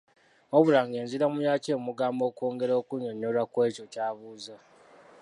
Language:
Ganda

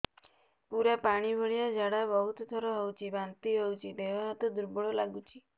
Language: Odia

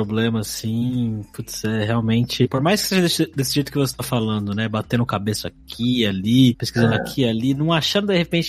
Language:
Portuguese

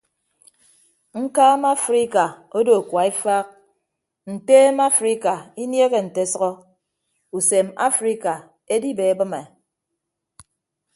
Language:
Ibibio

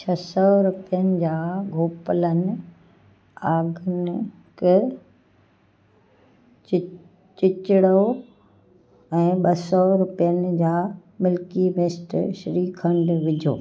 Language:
Sindhi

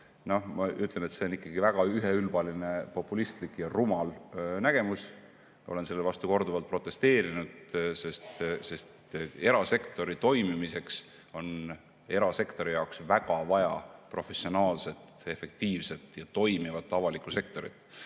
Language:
Estonian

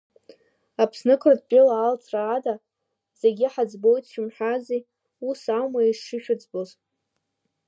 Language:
Abkhazian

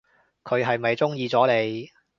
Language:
Cantonese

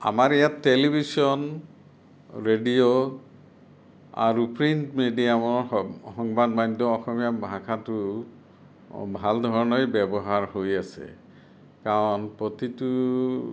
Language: Assamese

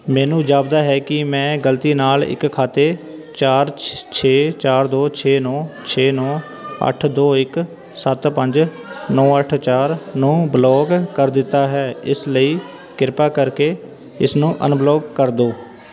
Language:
Punjabi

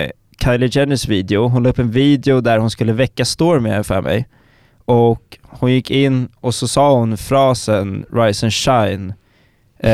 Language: Swedish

